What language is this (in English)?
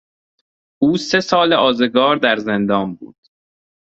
Persian